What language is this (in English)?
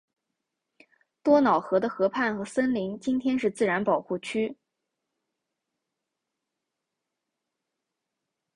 Chinese